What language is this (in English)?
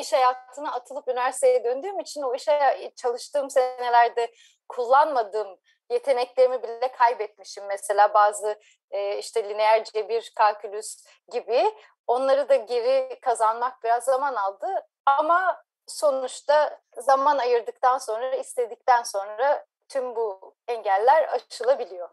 Turkish